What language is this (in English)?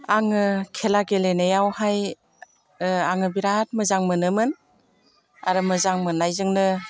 Bodo